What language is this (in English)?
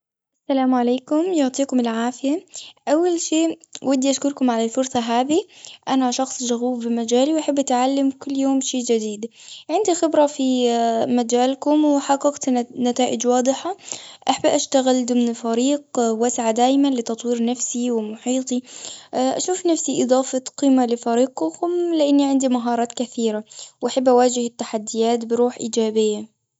Gulf Arabic